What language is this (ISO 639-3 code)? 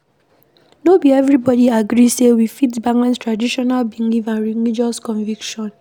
pcm